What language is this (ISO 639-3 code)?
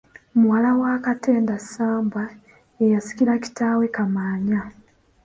lug